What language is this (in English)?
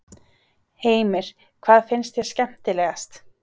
Icelandic